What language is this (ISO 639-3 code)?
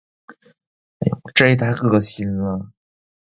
zho